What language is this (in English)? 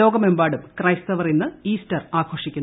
Malayalam